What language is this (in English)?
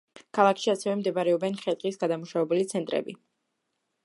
Georgian